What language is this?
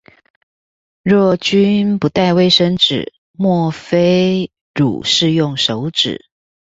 Chinese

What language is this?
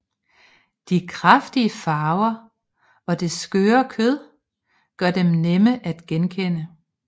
Danish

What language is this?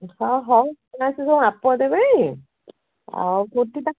Odia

